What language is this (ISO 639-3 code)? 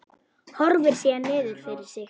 isl